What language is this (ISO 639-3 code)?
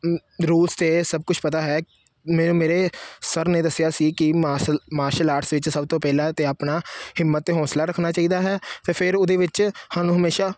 pan